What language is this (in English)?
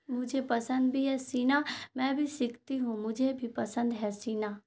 Urdu